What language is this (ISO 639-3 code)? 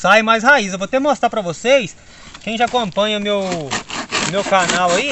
por